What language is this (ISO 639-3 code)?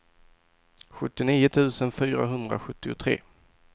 swe